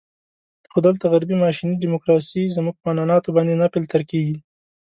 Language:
Pashto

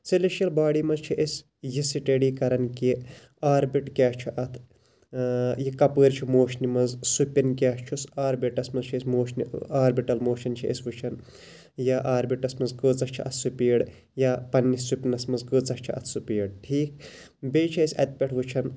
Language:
Kashmiri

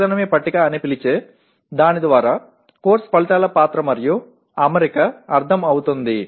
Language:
Telugu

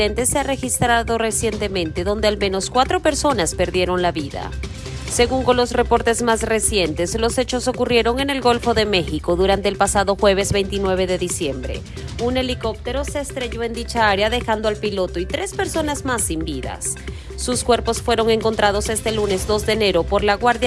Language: Spanish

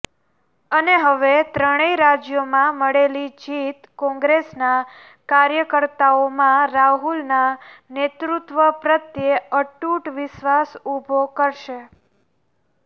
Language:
Gujarati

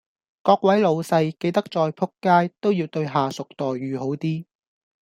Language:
Cantonese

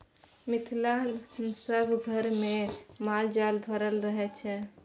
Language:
Maithili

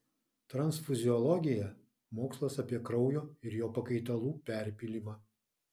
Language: Lithuanian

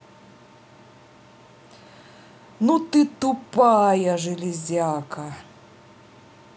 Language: Russian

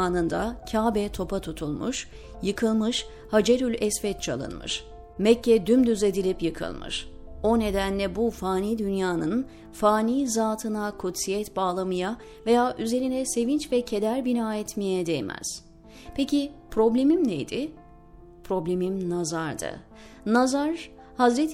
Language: Turkish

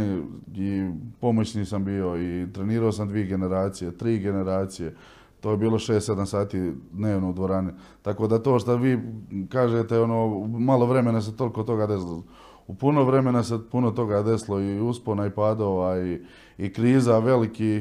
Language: Croatian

